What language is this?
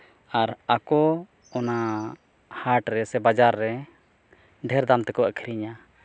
Santali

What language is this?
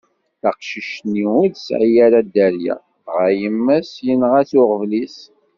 Kabyle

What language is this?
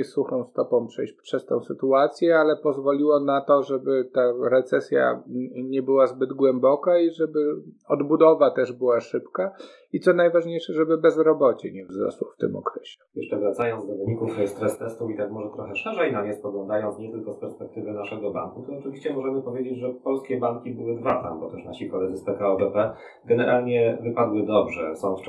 Polish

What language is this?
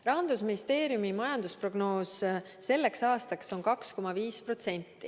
Estonian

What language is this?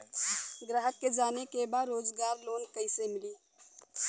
Bhojpuri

